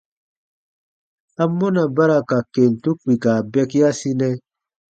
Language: Baatonum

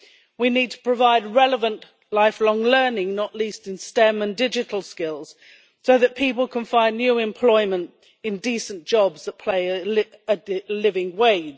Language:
English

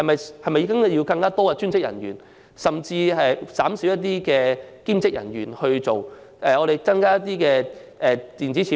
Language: Cantonese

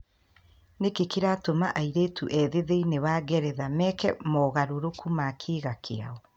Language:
Kikuyu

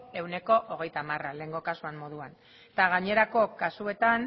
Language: Basque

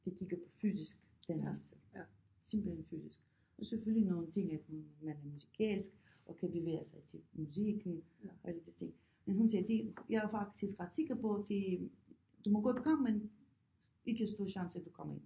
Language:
Danish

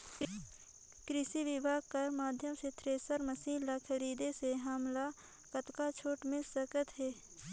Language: Chhattisgarhi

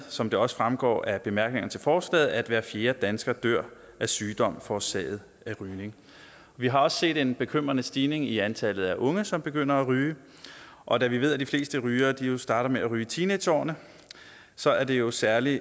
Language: Danish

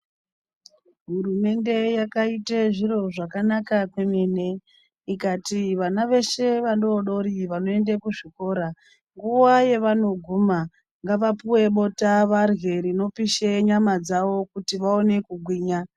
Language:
Ndau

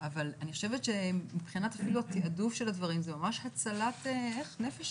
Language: Hebrew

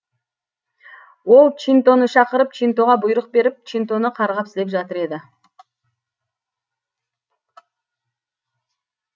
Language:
Kazakh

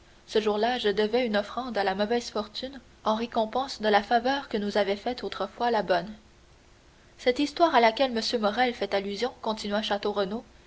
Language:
French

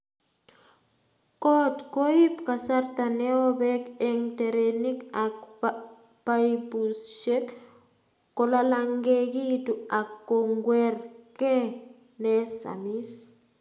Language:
Kalenjin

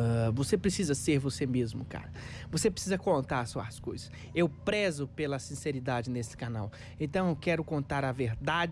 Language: Portuguese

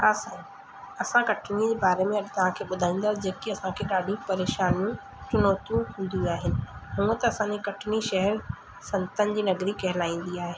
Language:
Sindhi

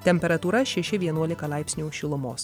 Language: Lithuanian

